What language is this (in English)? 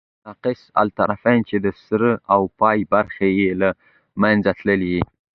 Pashto